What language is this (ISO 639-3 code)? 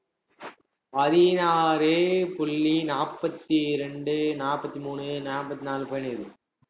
tam